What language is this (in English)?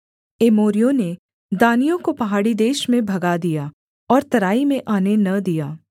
Hindi